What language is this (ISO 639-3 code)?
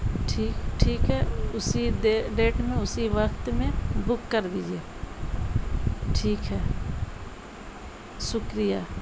urd